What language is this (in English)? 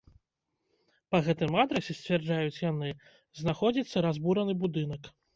Belarusian